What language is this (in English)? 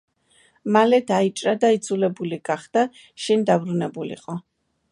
Georgian